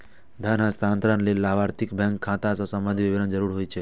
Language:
Maithili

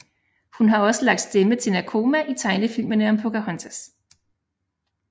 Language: Danish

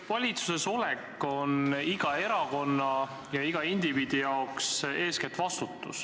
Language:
Estonian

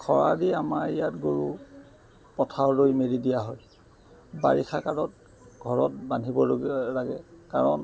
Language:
Assamese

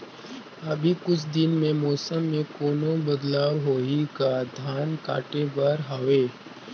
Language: Chhattisgarhi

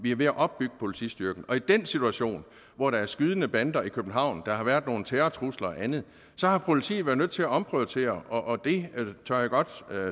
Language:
Danish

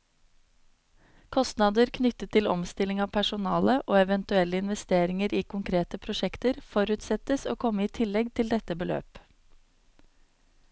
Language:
Norwegian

